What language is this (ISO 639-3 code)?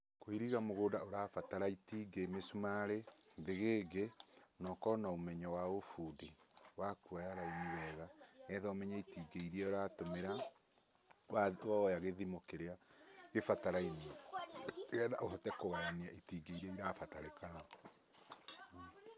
kik